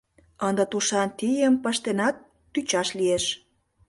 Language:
Mari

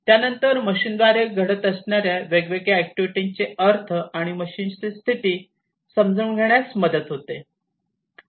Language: Marathi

